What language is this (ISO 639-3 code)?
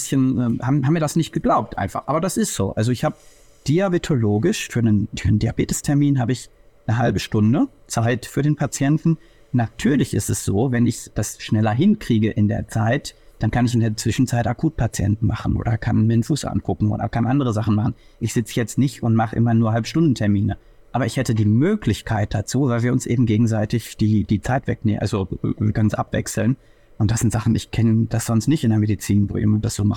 deu